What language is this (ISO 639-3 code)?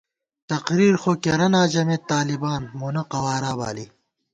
gwt